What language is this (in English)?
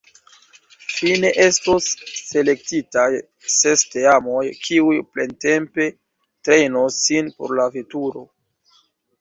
Esperanto